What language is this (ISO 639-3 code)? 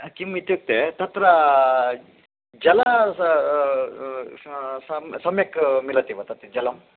san